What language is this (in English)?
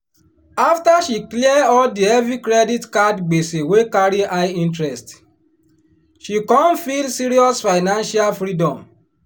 Nigerian Pidgin